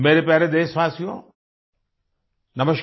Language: Hindi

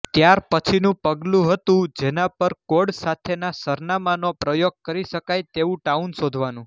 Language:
Gujarati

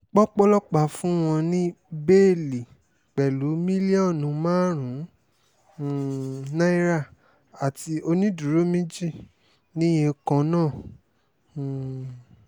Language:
Yoruba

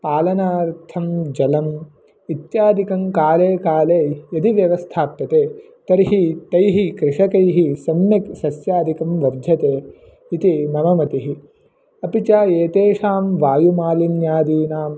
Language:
Sanskrit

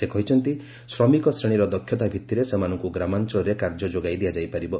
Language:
Odia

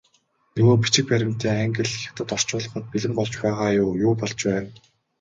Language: Mongolian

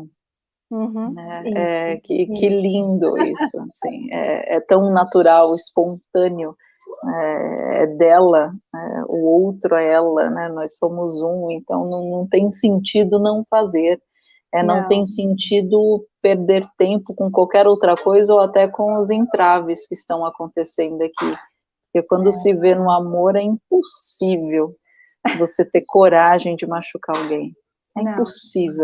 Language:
Portuguese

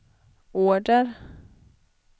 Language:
Swedish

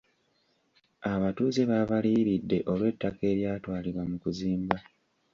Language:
Ganda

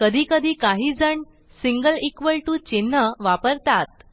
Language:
Marathi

